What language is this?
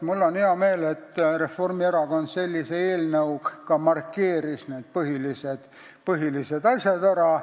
Estonian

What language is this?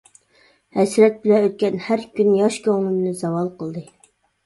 Uyghur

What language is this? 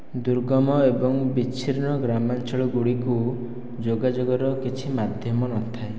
Odia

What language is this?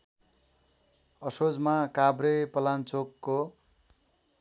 Nepali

